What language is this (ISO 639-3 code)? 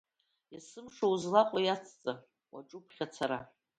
abk